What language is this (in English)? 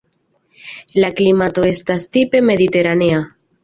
Esperanto